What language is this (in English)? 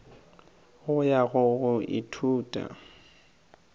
Northern Sotho